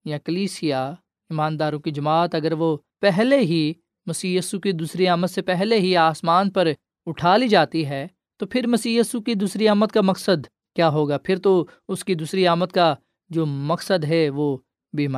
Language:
Urdu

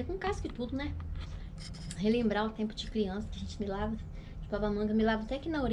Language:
Portuguese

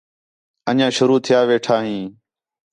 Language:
Khetrani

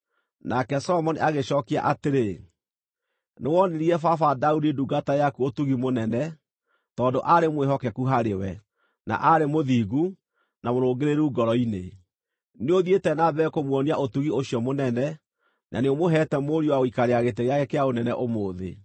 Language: Kikuyu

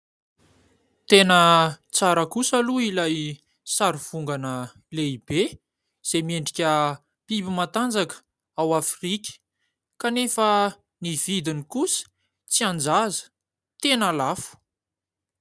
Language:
Malagasy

